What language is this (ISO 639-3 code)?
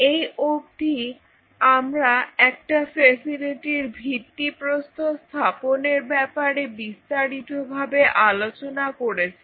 ben